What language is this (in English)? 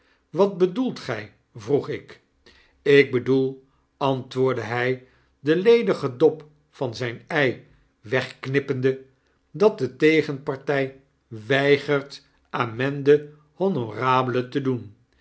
Dutch